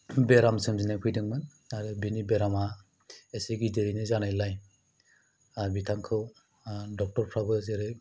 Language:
Bodo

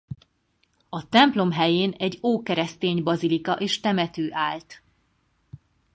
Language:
Hungarian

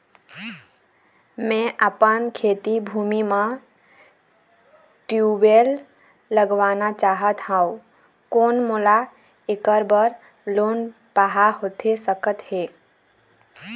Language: Chhattisgarhi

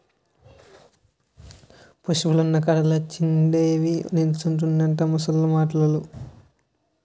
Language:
Telugu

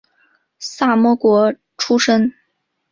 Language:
Chinese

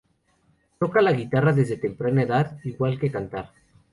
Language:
Spanish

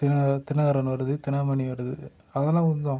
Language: Tamil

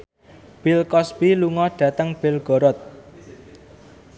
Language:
Javanese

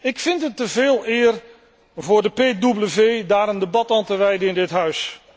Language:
Dutch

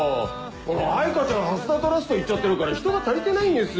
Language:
Japanese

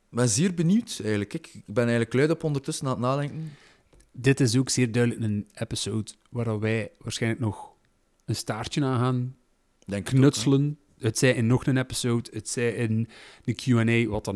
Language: Dutch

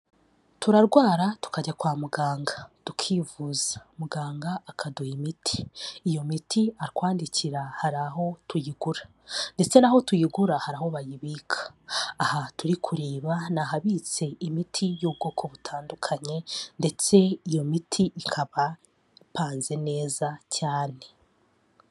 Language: Kinyarwanda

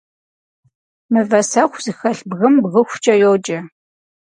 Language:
Kabardian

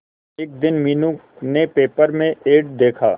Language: Hindi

